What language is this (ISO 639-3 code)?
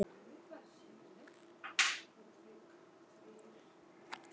isl